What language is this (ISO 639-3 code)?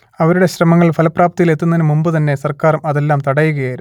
mal